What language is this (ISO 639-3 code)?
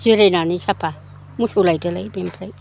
brx